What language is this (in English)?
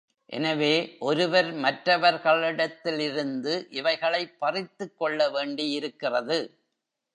Tamil